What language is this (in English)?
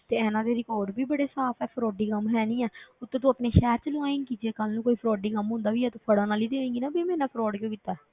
Punjabi